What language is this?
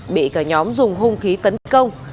Vietnamese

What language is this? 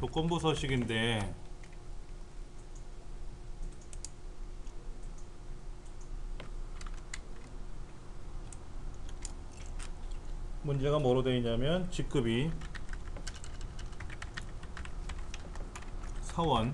Korean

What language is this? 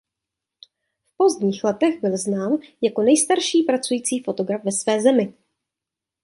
Czech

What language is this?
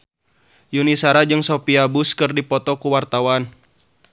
Sundanese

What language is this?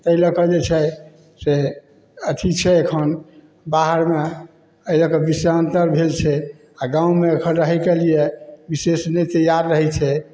Maithili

